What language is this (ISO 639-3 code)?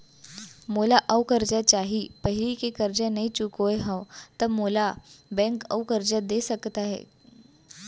hne